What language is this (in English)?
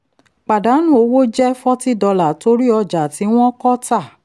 Yoruba